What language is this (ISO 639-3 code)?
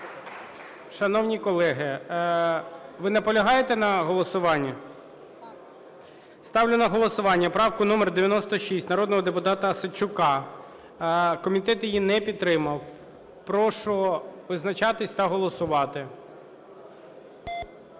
ukr